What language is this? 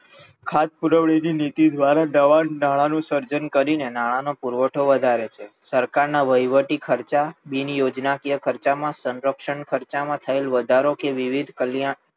Gujarati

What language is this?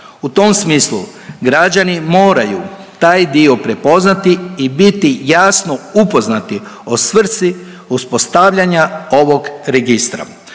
Croatian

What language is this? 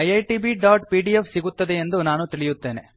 Kannada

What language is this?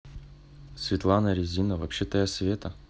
Russian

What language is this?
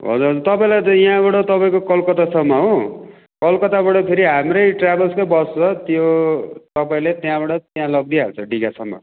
Nepali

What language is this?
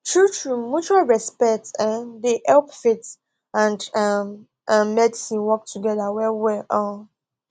Nigerian Pidgin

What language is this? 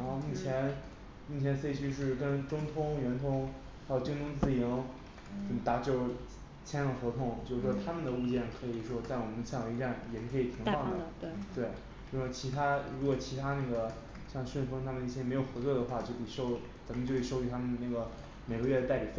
Chinese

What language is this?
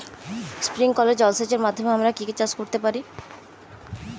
Bangla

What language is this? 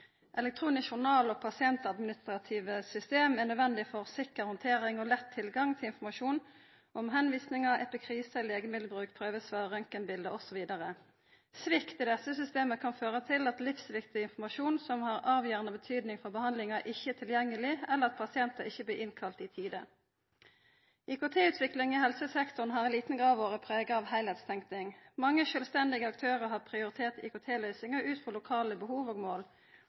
Norwegian Nynorsk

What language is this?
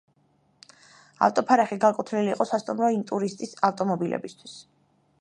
Georgian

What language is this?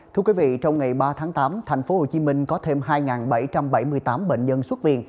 Vietnamese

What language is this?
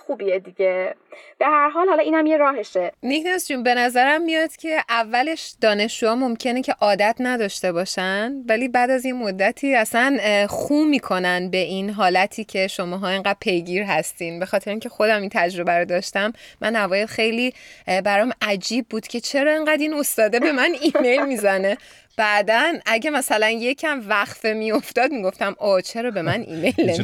Persian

